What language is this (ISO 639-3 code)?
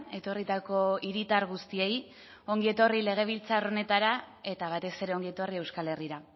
eus